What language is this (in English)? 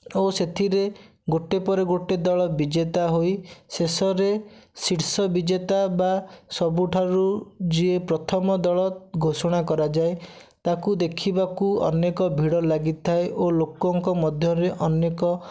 Odia